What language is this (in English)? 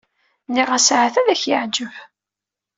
Kabyle